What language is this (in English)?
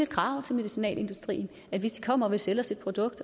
Danish